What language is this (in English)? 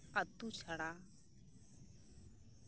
Santali